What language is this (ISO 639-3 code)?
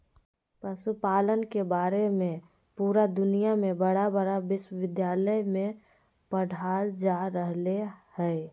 mag